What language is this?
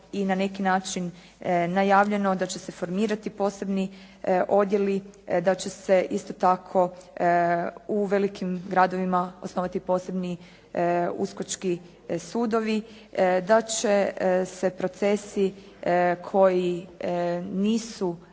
Croatian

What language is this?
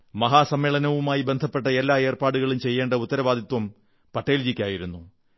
Malayalam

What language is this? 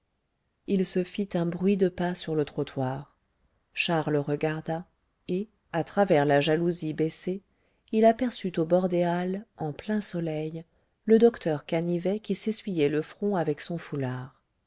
French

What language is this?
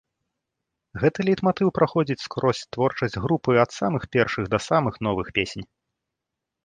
Belarusian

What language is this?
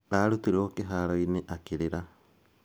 Kikuyu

